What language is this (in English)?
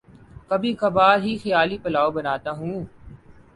Urdu